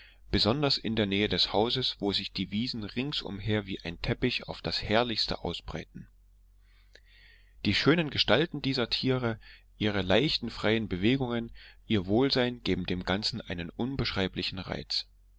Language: German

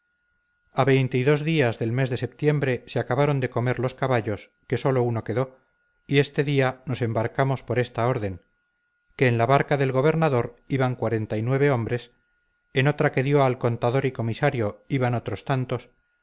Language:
Spanish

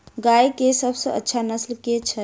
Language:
Maithili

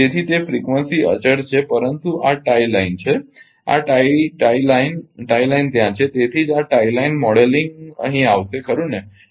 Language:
Gujarati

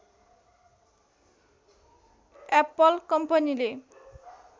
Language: Nepali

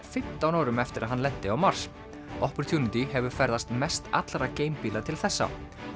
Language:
Icelandic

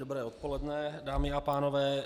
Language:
Czech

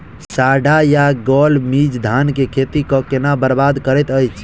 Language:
Maithili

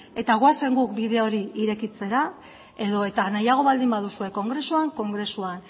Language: Basque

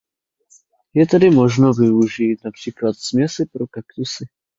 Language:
Czech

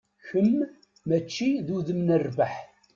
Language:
Kabyle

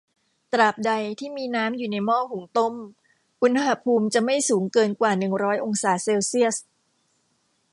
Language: Thai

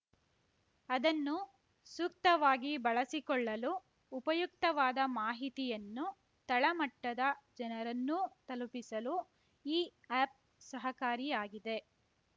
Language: Kannada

